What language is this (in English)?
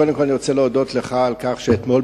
Hebrew